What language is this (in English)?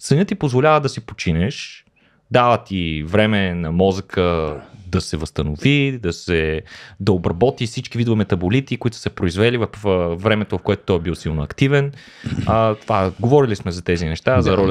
Bulgarian